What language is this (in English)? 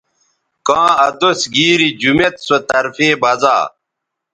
Bateri